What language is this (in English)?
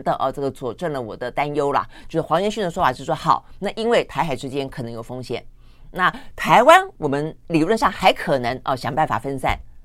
Chinese